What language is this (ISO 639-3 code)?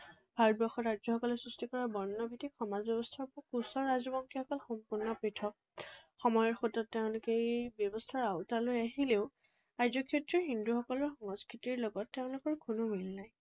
asm